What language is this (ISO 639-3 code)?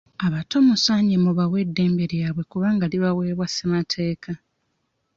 lug